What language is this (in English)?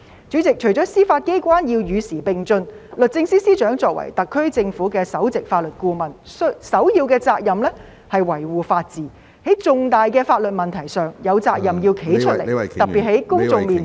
Cantonese